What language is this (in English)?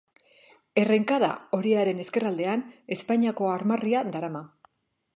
Basque